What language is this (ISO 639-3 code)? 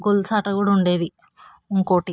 tel